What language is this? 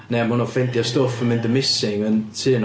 Welsh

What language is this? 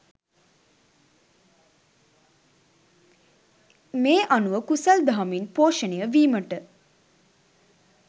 Sinhala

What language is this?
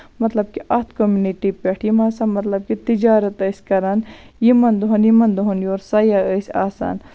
Kashmiri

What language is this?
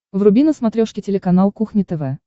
Russian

